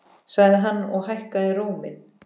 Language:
Icelandic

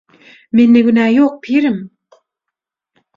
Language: Turkmen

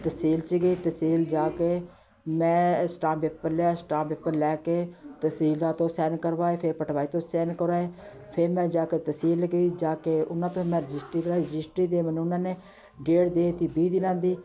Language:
Punjabi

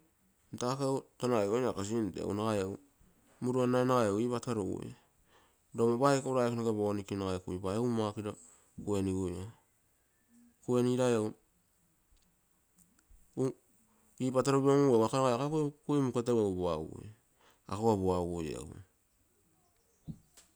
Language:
Terei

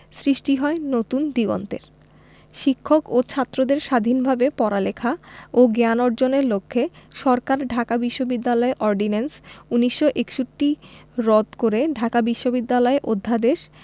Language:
Bangla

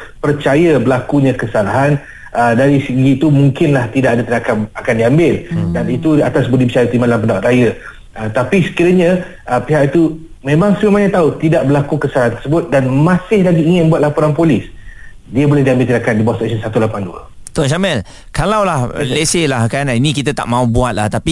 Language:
Malay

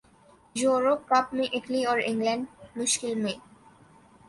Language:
Urdu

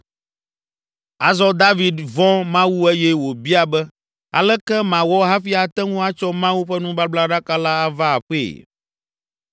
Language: Ewe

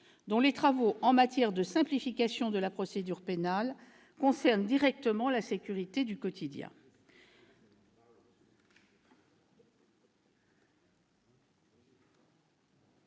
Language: French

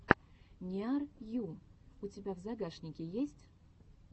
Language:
Russian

